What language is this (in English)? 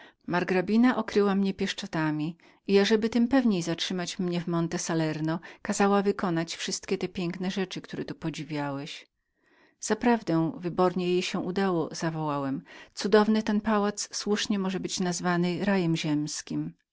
Polish